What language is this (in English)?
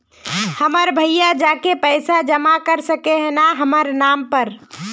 Magahi